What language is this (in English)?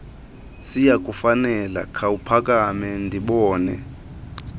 Xhosa